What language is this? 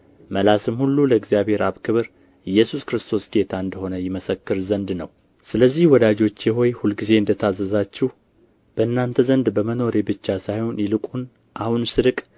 Amharic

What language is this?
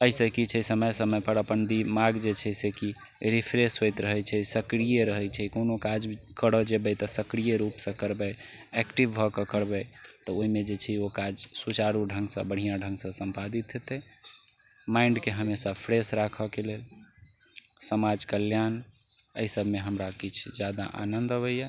Maithili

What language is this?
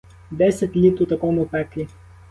Ukrainian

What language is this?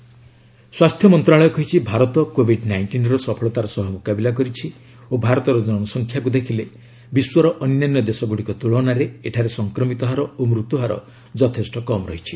Odia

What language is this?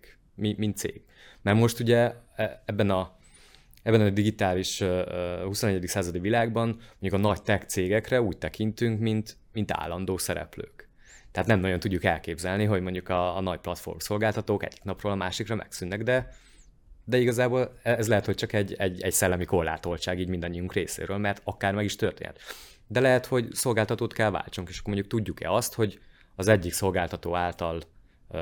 Hungarian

